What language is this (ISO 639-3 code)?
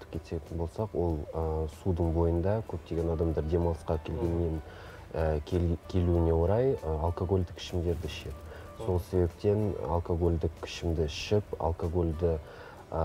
rus